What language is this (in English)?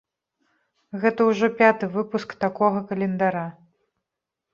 Belarusian